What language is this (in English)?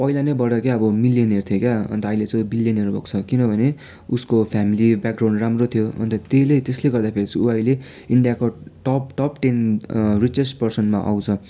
Nepali